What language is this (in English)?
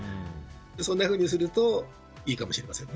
Japanese